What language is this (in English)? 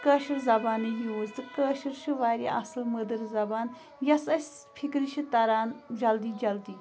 Kashmiri